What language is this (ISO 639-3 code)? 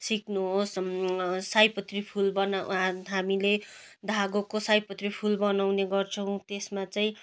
nep